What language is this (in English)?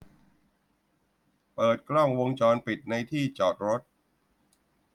Thai